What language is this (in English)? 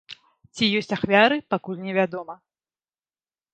Belarusian